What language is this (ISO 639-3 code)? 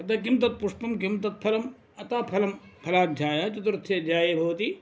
san